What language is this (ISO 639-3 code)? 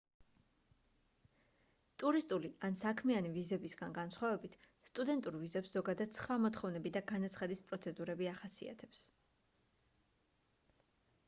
kat